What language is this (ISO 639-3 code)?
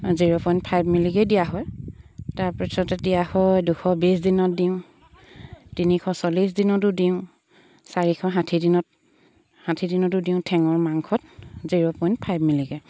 asm